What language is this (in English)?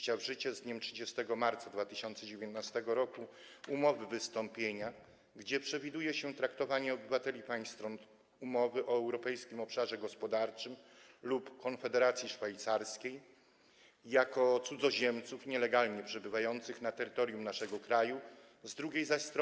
Polish